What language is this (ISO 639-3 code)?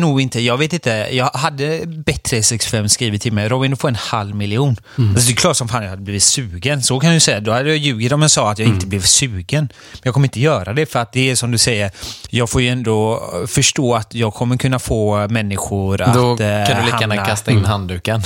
swe